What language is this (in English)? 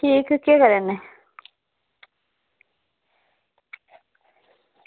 Dogri